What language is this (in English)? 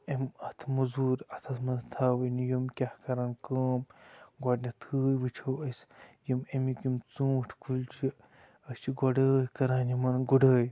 Kashmiri